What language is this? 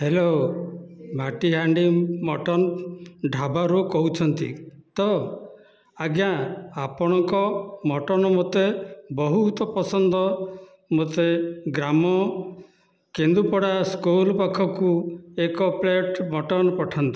Odia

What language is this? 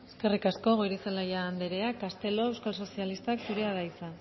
Basque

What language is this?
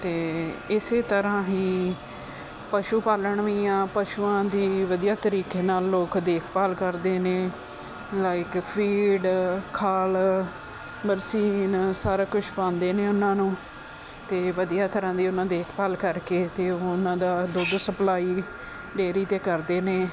Punjabi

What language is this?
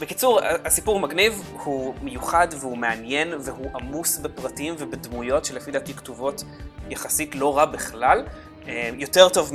Hebrew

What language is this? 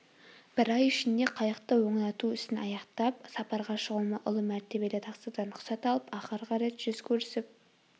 Kazakh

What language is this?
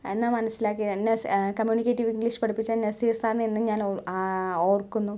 Malayalam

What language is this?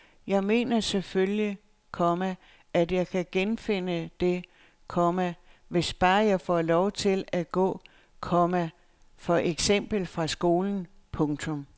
Danish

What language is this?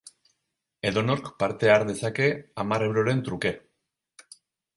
Basque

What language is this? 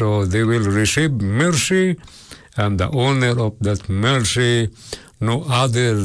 Filipino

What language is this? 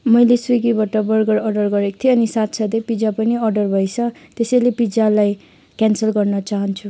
Nepali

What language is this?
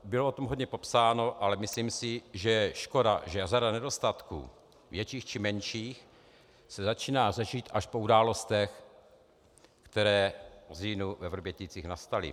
Czech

